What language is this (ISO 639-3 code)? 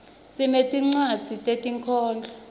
ssw